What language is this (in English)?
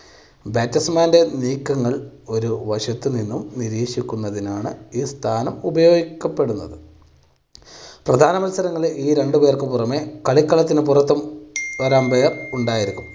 Malayalam